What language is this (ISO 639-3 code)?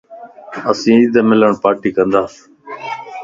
lss